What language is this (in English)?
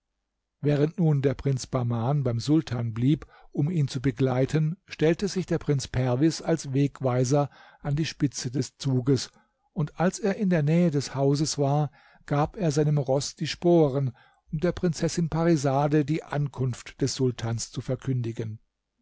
German